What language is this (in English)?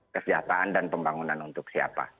Indonesian